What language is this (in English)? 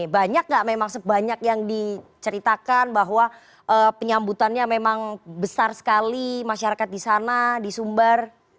Indonesian